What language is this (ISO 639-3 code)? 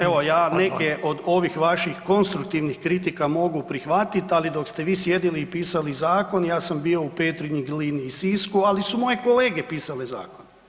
hrv